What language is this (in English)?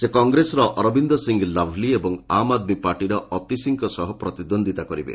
Odia